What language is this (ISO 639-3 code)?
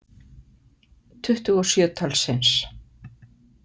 isl